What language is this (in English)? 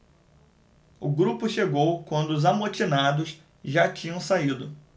Portuguese